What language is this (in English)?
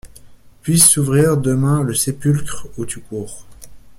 French